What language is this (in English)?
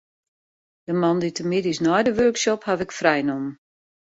Western Frisian